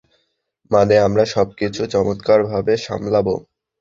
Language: Bangla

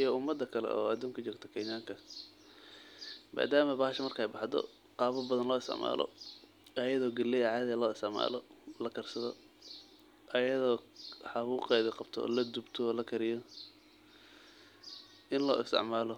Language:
Somali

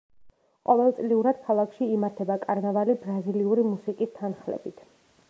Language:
Georgian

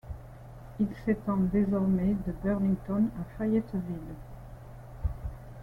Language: French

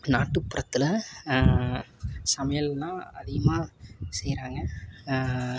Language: Tamil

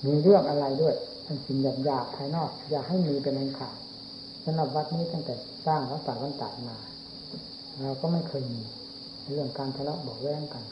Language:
Thai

